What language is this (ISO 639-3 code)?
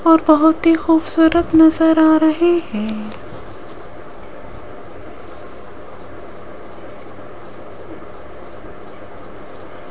hin